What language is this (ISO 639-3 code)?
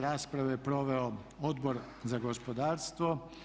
hrv